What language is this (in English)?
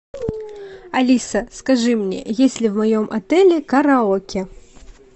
Russian